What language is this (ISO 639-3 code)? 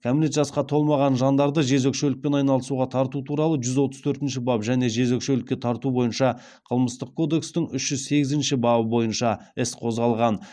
kaz